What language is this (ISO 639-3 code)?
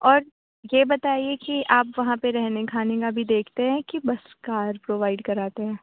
urd